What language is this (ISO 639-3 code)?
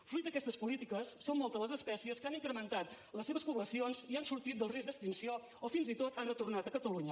cat